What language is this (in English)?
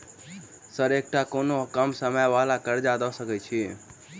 Maithili